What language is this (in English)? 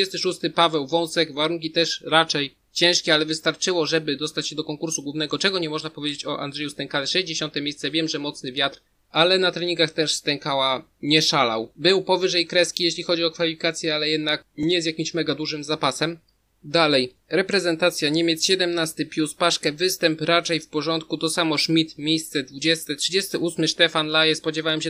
Polish